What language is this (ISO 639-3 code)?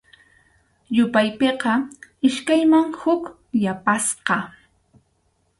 qxu